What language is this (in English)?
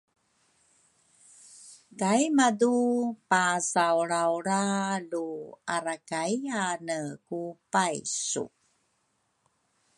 Rukai